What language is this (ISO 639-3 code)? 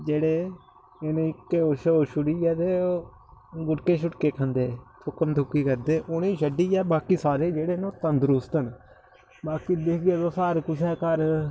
doi